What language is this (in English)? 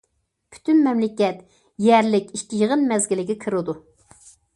Uyghur